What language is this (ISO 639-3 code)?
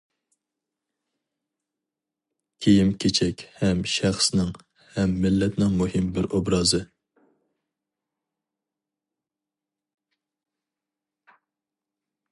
uig